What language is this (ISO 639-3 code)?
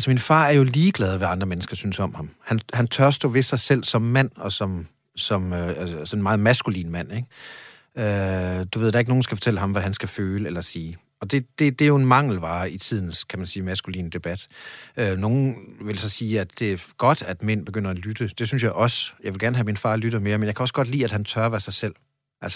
dan